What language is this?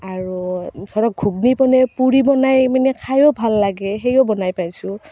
Assamese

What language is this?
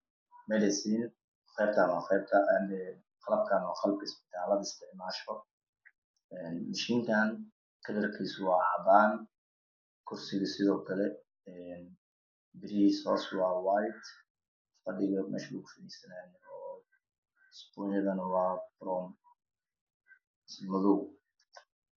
Somali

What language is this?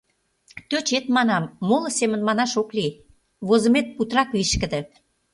Mari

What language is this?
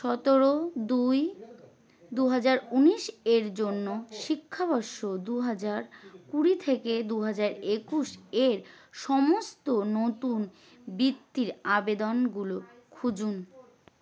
Bangla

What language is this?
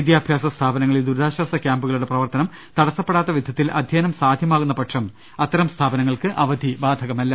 Malayalam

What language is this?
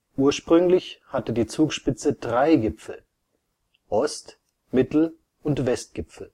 German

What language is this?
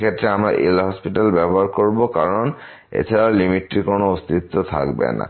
Bangla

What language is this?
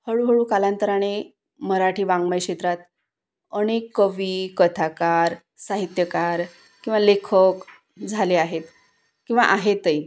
Marathi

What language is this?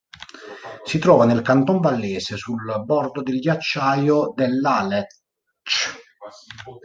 Italian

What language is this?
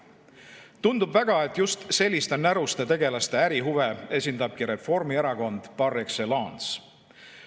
Estonian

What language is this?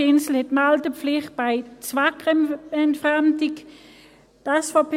Swiss German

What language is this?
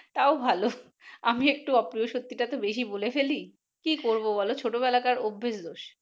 Bangla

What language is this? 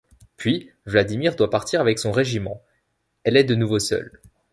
French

